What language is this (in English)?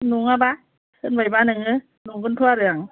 Bodo